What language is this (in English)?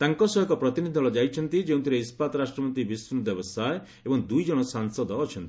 Odia